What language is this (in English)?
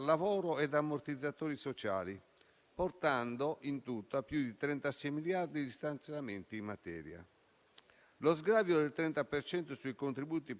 Italian